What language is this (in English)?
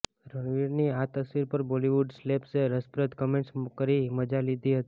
Gujarati